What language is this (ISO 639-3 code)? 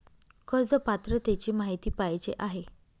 mar